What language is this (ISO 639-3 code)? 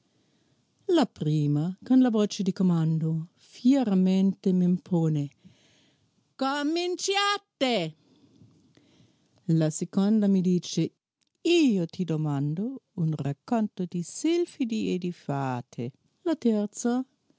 ita